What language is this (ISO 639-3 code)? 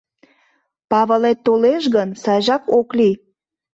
chm